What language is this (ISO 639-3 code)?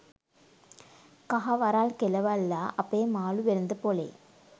sin